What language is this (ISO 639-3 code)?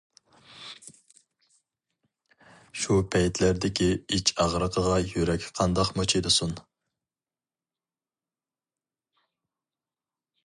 uig